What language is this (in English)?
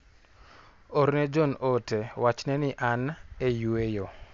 Luo (Kenya and Tanzania)